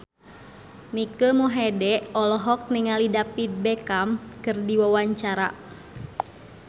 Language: Sundanese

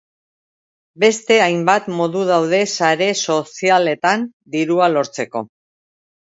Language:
Basque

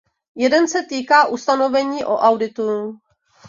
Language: Czech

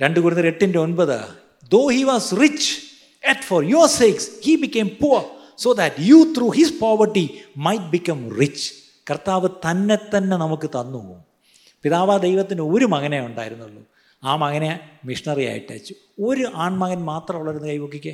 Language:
Malayalam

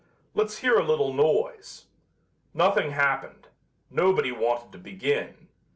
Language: English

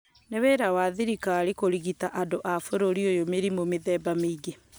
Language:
Kikuyu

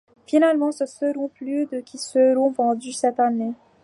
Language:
French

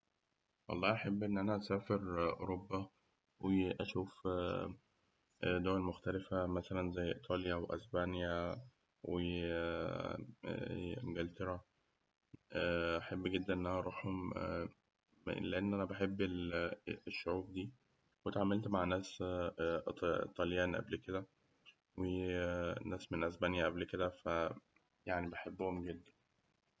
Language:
Egyptian Arabic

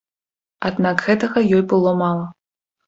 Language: Belarusian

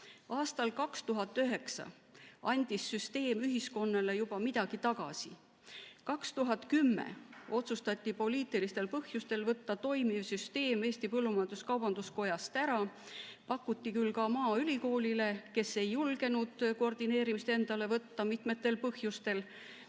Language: Estonian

